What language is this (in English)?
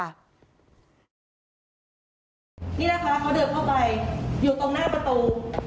Thai